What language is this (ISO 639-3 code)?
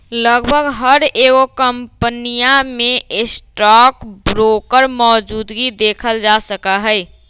mag